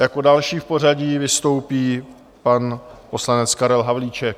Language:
Czech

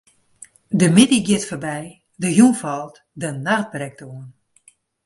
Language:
Western Frisian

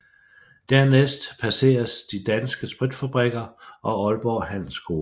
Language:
Danish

